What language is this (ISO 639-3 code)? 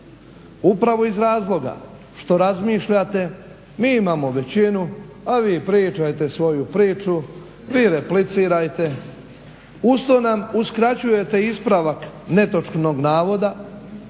hrv